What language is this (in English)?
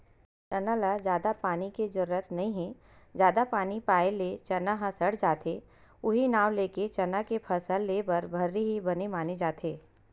Chhattisgarhi